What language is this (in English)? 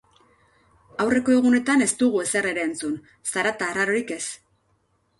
Basque